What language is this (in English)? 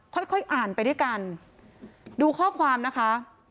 Thai